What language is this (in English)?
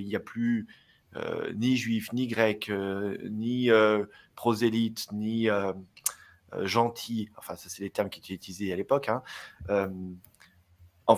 French